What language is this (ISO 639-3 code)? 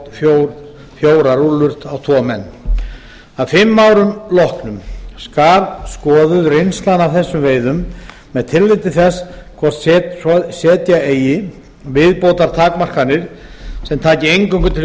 isl